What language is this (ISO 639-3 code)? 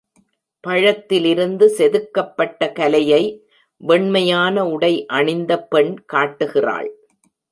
tam